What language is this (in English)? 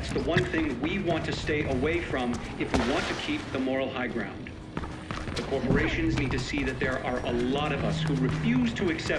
English